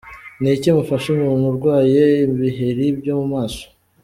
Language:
Kinyarwanda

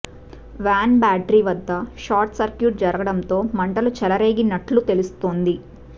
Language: Telugu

